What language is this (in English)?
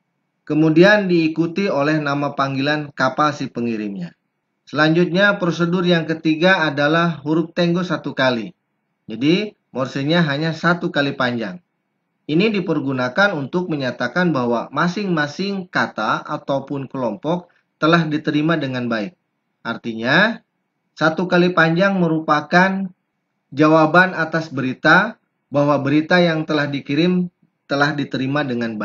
Indonesian